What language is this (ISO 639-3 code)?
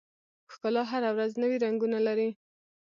pus